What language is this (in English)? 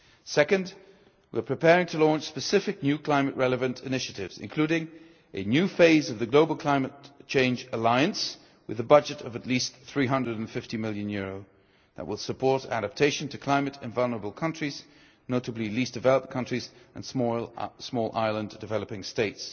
English